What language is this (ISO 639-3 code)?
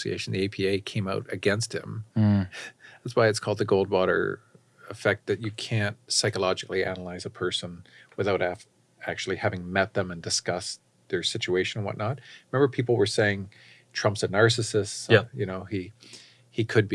eng